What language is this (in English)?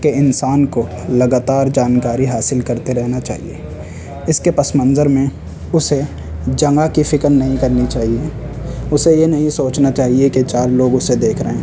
Urdu